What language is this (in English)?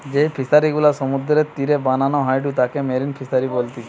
Bangla